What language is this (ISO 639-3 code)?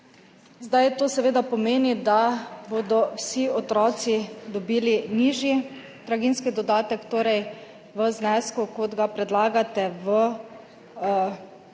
slv